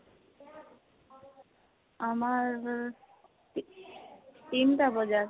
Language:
Assamese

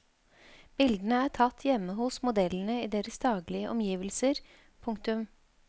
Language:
Norwegian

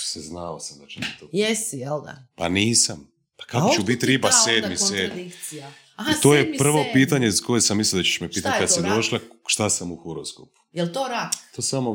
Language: Croatian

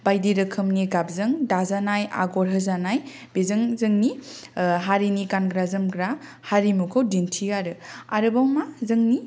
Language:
Bodo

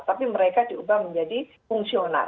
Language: Indonesian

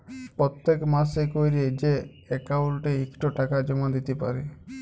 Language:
Bangla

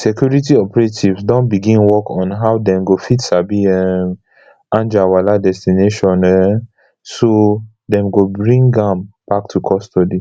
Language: Nigerian Pidgin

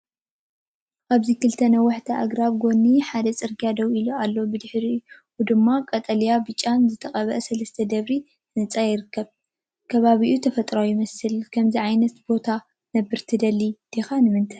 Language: Tigrinya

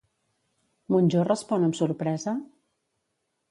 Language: Catalan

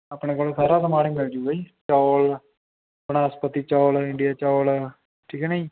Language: Punjabi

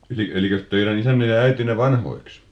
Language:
Finnish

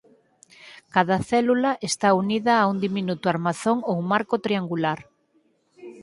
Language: Galician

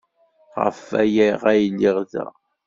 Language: Kabyle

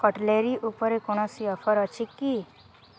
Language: Odia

